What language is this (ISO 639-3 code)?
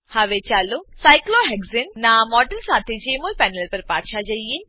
guj